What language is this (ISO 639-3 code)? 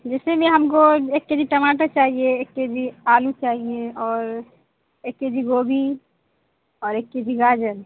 urd